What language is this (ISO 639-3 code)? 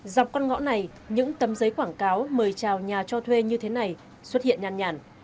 vie